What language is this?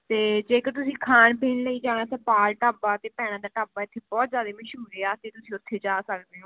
Punjabi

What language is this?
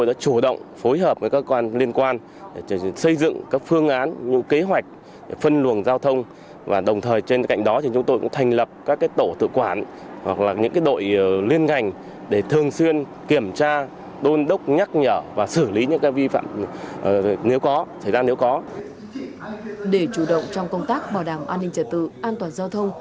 Vietnamese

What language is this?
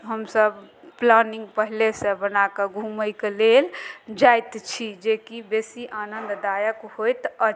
Maithili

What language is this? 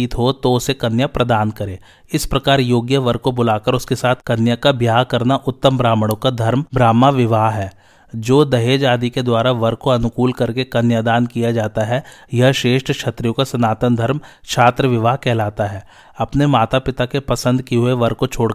Hindi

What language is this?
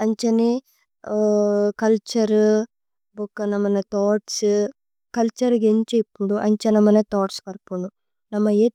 Tulu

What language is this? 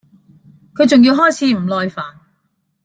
Cantonese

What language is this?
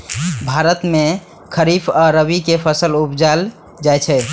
Maithili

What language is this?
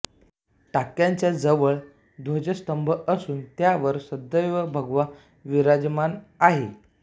Marathi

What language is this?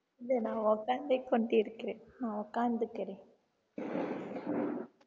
Tamil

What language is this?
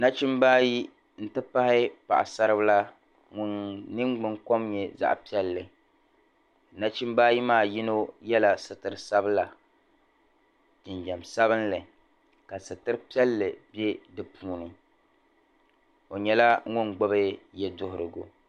Dagbani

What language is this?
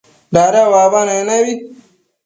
Matsés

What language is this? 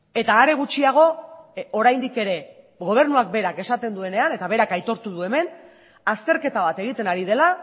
Basque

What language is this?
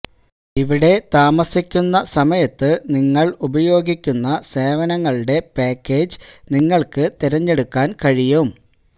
Malayalam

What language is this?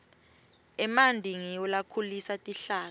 Swati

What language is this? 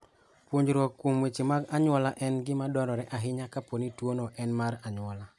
Luo (Kenya and Tanzania)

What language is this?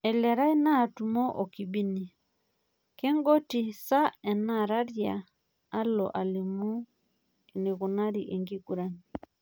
Masai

